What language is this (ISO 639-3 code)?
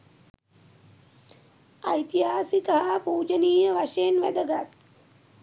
sin